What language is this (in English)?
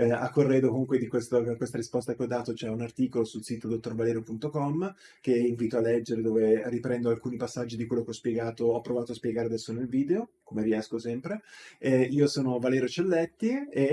Italian